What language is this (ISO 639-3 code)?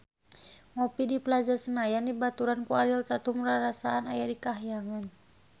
sun